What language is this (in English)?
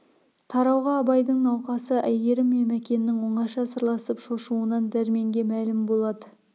Kazakh